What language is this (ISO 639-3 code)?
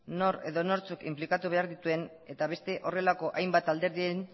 eus